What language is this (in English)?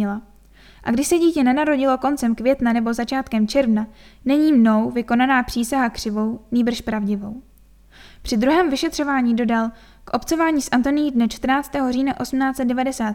Czech